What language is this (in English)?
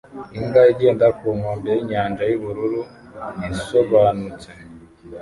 Kinyarwanda